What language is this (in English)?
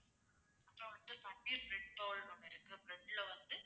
Tamil